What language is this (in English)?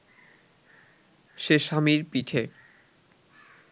Bangla